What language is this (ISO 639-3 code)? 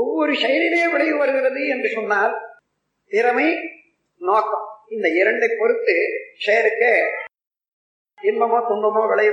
tam